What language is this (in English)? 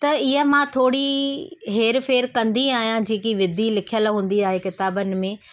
Sindhi